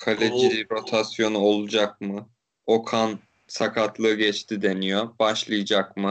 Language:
Turkish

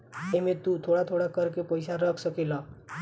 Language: Bhojpuri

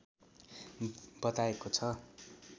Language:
Nepali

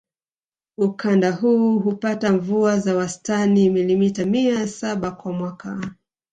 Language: Swahili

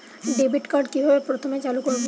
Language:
Bangla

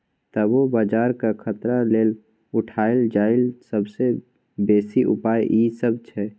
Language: Maithili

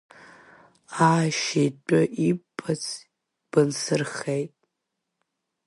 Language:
Abkhazian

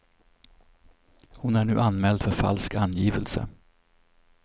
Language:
Swedish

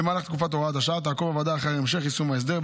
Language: Hebrew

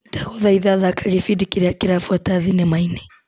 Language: Kikuyu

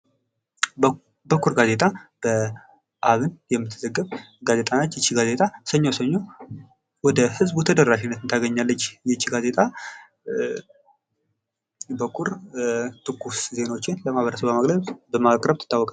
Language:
Amharic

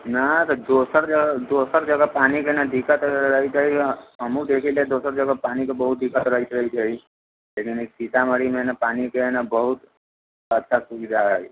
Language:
Maithili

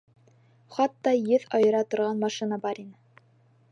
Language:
Bashkir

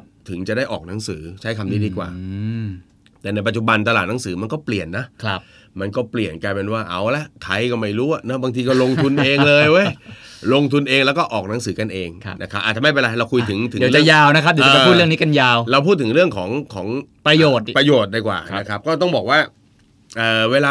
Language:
Thai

